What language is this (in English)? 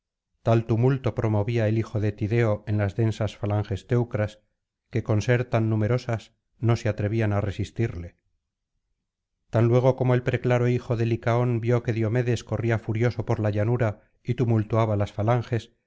Spanish